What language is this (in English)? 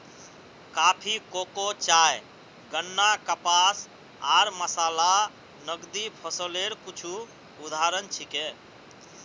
Magahi